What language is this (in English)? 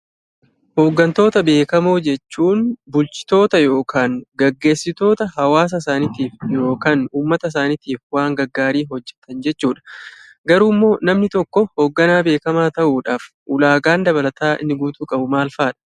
Oromo